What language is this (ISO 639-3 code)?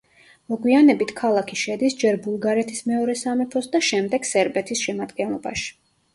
kat